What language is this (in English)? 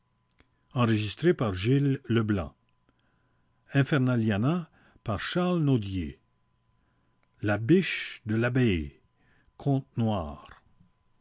French